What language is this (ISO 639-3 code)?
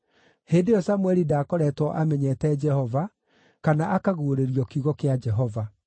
kik